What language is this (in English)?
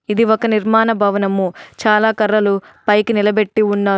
Telugu